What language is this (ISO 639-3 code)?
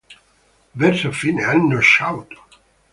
ita